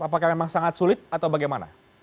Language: Indonesian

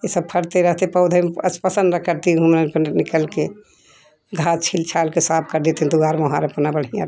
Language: Hindi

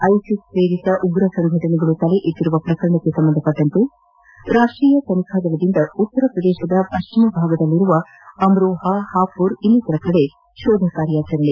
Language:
Kannada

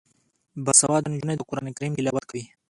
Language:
Pashto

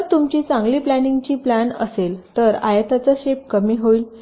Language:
Marathi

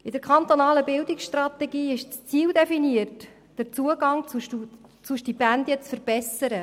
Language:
Swiss German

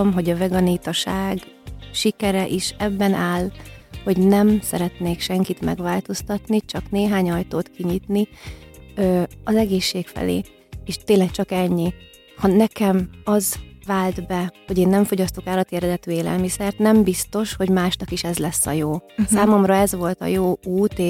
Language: Hungarian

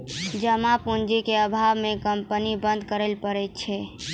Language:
Maithili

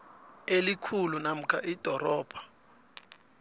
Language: South Ndebele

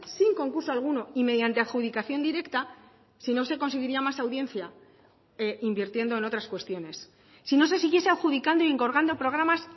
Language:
Spanish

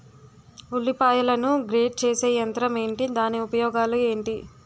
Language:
Telugu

